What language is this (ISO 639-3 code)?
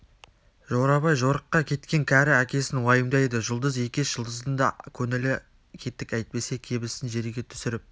kaz